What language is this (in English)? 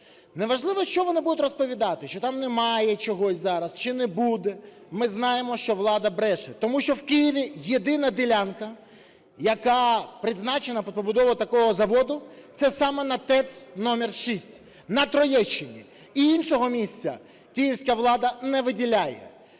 Ukrainian